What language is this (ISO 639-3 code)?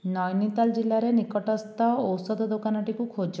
ori